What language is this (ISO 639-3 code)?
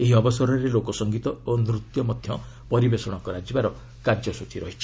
ori